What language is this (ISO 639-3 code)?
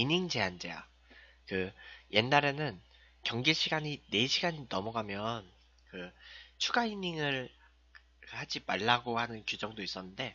kor